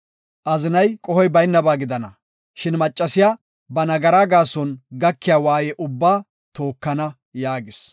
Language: Gofa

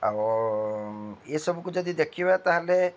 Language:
Odia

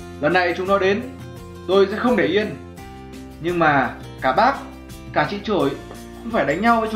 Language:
Vietnamese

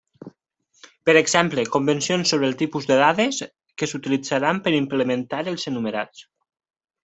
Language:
Catalan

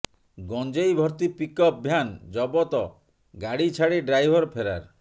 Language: Odia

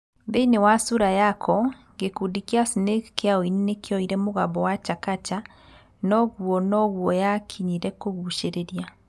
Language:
Kikuyu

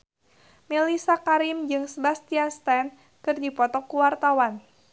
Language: Sundanese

